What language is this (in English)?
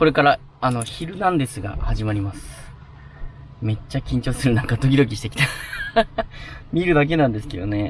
Japanese